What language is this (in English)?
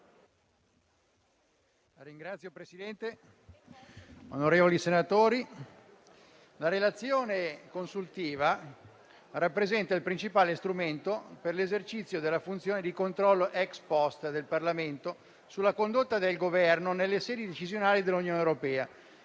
Italian